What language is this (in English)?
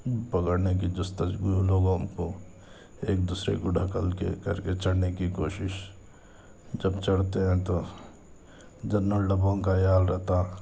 Urdu